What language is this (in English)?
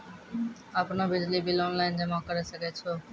Maithili